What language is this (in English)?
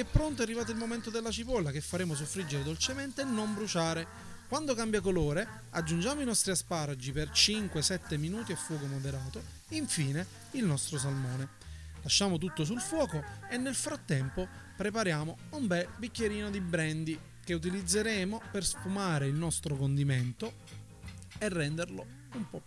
Italian